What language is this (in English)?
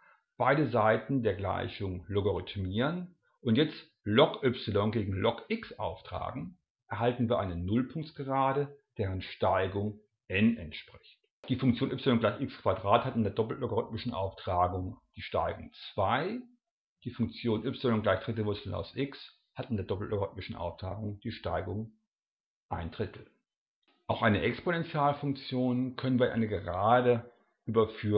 German